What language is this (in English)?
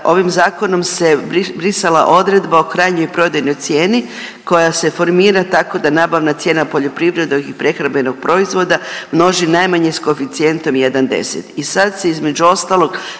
Croatian